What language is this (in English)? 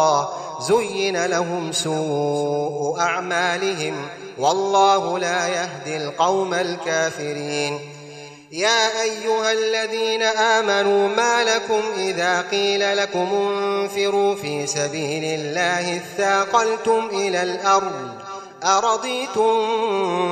Arabic